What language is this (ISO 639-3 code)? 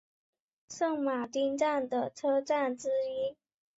zho